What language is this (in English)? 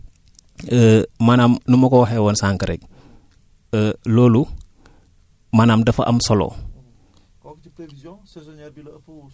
Wolof